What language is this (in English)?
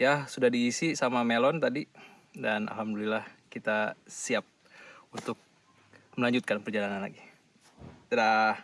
Indonesian